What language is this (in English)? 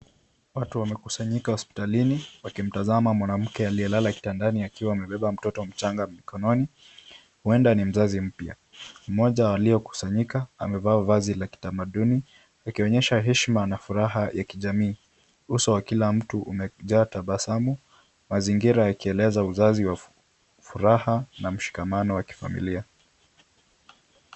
Swahili